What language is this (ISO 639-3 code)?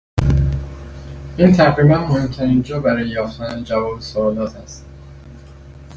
fas